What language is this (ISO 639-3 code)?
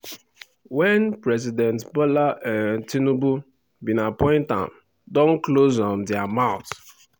pcm